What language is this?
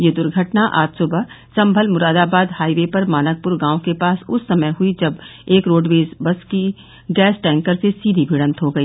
Hindi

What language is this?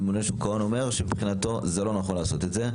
Hebrew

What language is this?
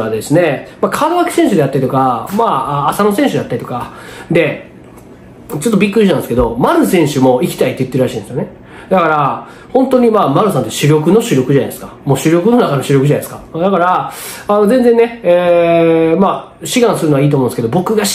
Japanese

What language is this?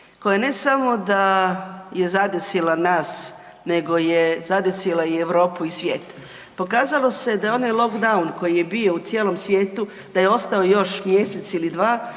Croatian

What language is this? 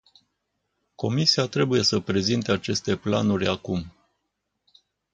Romanian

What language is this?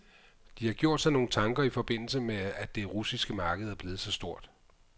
Danish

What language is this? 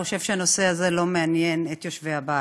Hebrew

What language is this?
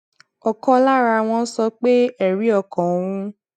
Yoruba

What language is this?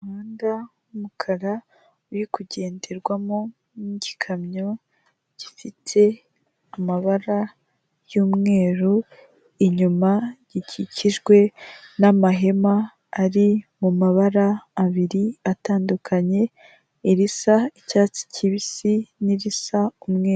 Kinyarwanda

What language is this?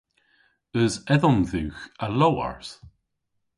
Cornish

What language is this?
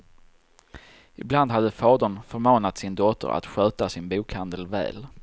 Swedish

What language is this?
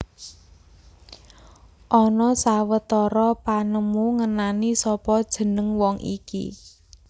Javanese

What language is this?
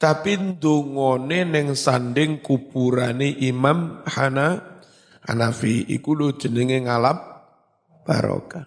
Indonesian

